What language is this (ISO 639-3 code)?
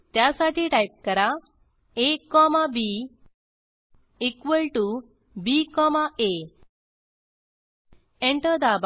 mar